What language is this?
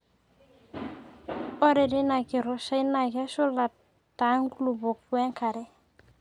Masai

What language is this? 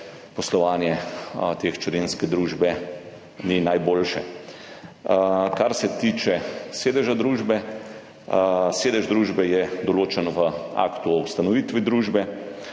Slovenian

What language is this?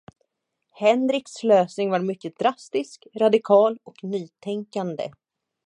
Swedish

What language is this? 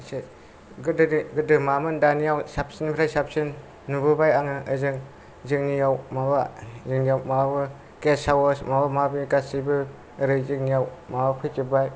Bodo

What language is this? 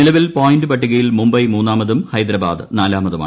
Malayalam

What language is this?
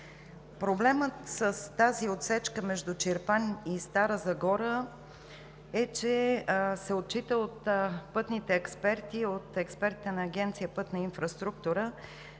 Bulgarian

